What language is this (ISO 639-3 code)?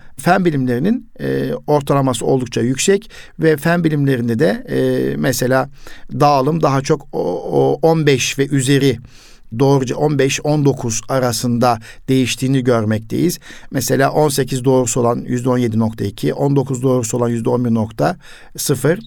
tur